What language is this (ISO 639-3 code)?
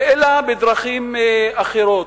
heb